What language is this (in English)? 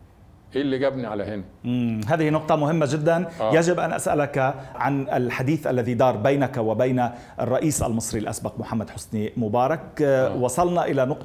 Arabic